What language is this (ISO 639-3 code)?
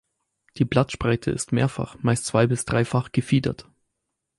deu